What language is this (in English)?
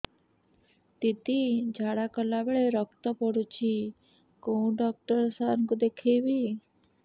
Odia